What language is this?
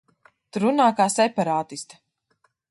Latvian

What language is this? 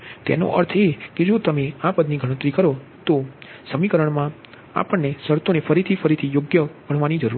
Gujarati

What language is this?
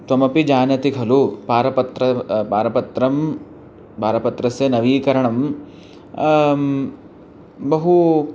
Sanskrit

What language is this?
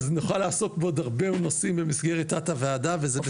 Hebrew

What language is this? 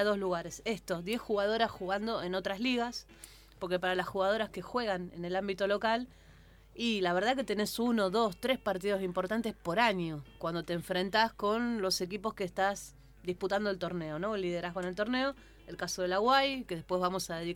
Spanish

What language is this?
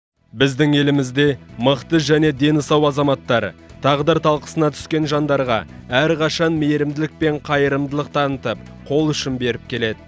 Kazakh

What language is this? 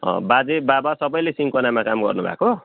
Nepali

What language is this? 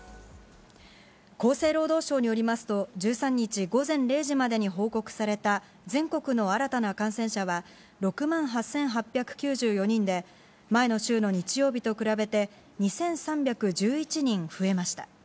Japanese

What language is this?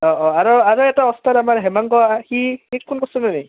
Assamese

